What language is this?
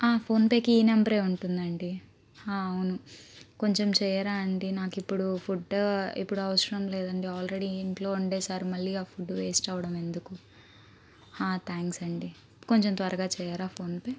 Telugu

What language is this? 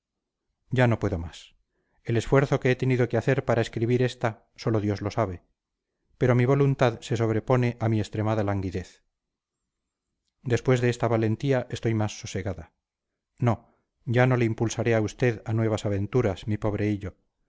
Spanish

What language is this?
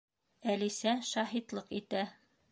Bashkir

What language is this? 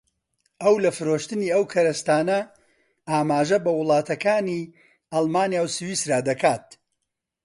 Central Kurdish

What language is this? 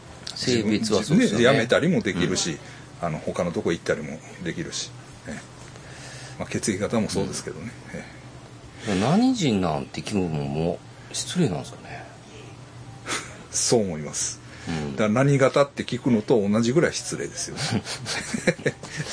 Japanese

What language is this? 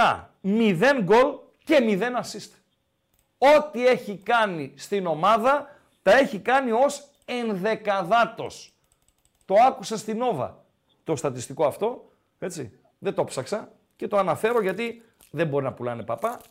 Greek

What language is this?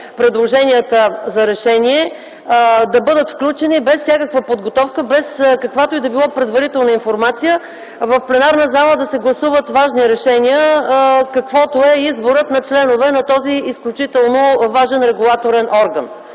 Bulgarian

